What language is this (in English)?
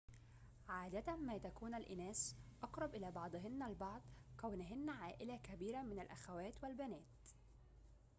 Arabic